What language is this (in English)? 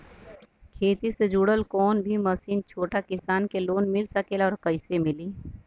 Bhojpuri